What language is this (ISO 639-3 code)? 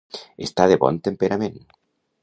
cat